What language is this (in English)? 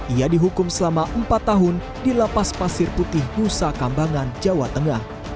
Indonesian